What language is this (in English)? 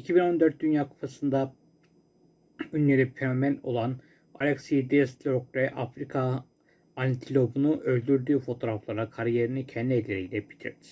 Turkish